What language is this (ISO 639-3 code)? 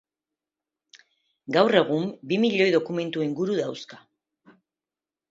eus